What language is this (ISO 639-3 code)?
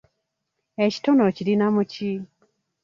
lug